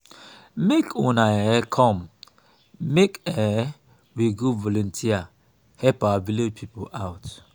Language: Nigerian Pidgin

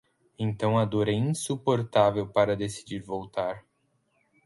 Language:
Portuguese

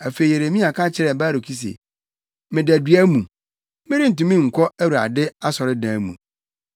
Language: Akan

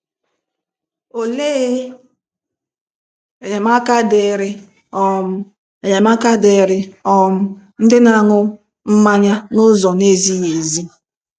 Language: Igbo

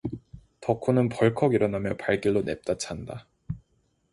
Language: Korean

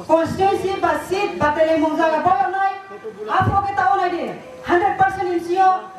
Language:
Romanian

